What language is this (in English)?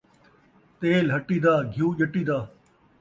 Saraiki